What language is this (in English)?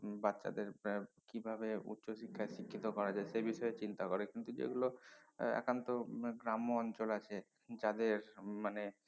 Bangla